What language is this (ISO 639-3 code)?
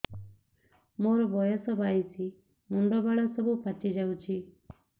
ori